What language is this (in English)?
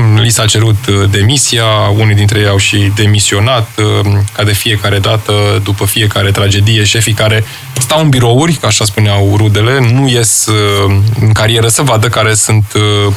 Romanian